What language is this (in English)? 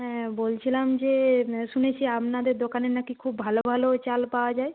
Bangla